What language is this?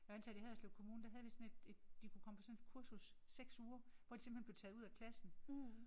Danish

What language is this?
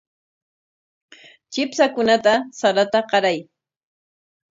Corongo Ancash Quechua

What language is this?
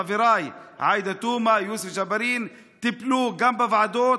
Hebrew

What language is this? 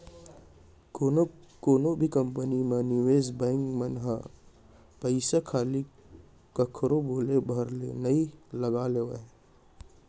Chhattisgarhi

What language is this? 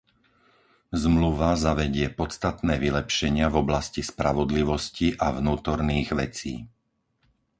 Slovak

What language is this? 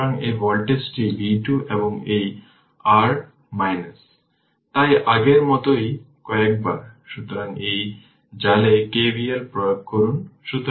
Bangla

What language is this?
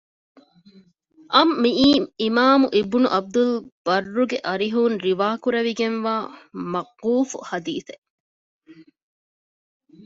Divehi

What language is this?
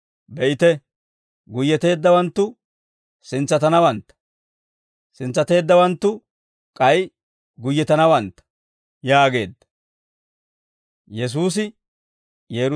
Dawro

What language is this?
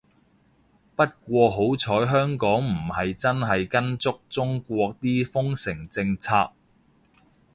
Cantonese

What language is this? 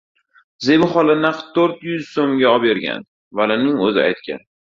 Uzbek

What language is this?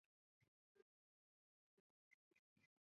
Chinese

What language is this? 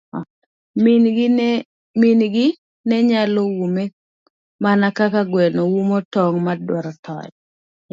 Luo (Kenya and Tanzania)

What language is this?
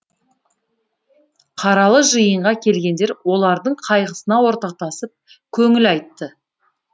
Kazakh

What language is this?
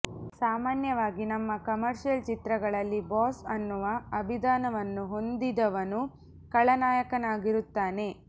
Kannada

